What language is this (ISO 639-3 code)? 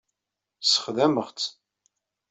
kab